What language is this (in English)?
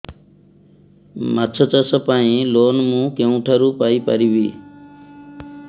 Odia